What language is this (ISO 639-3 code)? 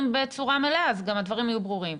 heb